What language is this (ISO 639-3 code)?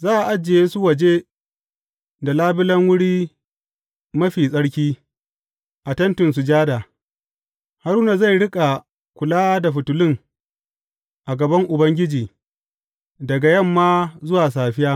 hau